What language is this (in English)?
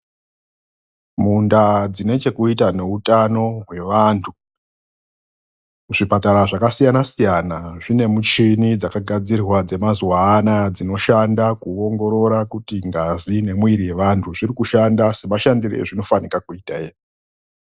Ndau